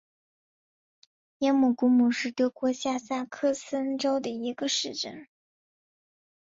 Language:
Chinese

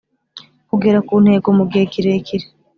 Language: Kinyarwanda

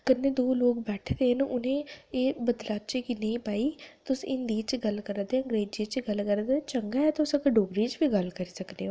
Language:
Dogri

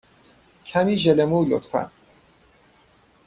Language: Persian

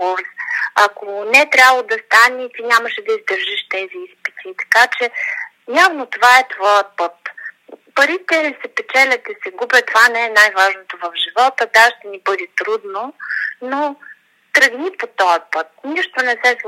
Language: Bulgarian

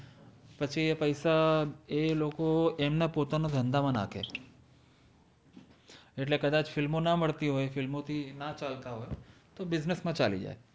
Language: Gujarati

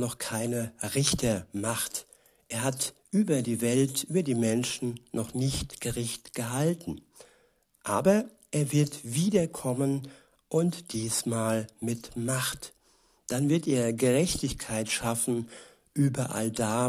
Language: German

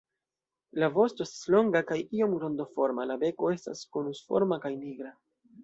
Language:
Esperanto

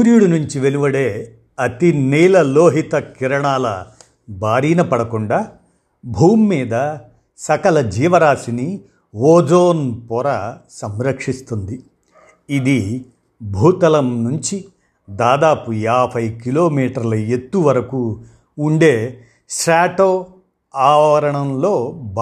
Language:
Telugu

